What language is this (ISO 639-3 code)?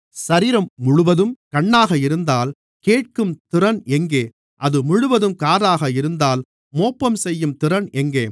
tam